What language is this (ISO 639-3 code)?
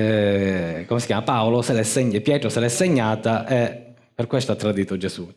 ita